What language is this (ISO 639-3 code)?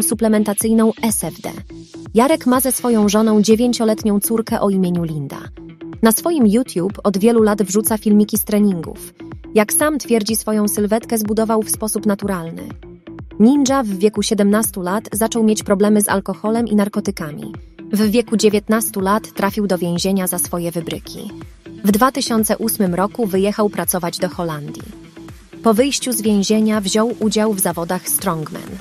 pol